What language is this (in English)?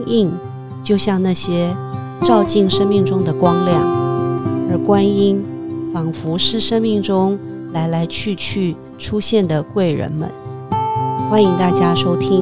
Chinese